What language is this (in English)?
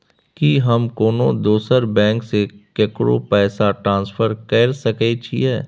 Maithili